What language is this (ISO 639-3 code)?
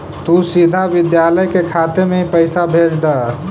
mag